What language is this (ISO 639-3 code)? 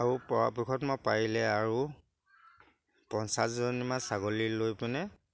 asm